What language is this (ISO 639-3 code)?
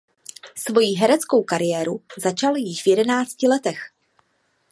ces